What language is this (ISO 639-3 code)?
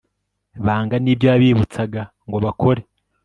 kin